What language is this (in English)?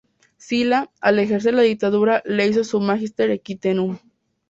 Spanish